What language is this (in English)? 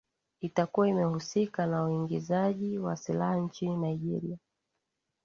Swahili